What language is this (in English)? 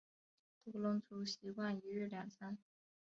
Chinese